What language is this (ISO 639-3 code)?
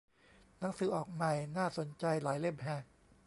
tha